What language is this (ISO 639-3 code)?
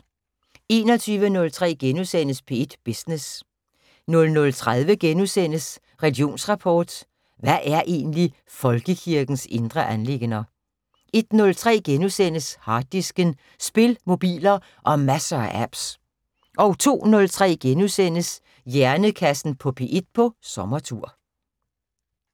dan